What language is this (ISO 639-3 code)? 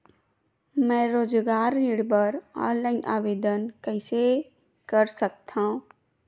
hne